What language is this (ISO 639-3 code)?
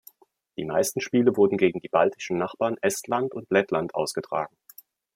deu